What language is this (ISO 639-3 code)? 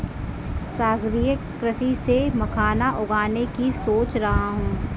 hin